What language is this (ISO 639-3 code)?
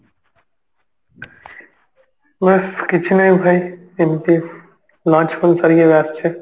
ori